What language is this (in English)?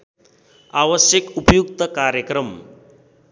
Nepali